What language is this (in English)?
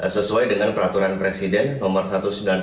Indonesian